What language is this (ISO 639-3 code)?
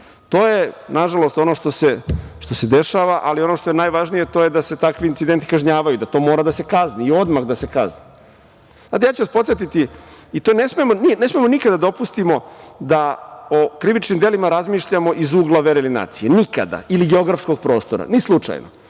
srp